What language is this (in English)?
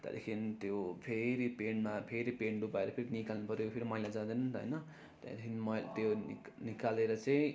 Nepali